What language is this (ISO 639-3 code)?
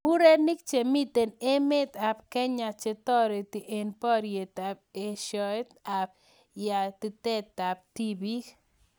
kln